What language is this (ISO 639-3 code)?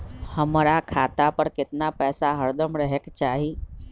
mag